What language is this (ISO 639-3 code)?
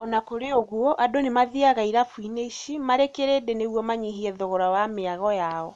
kik